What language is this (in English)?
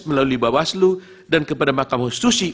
Indonesian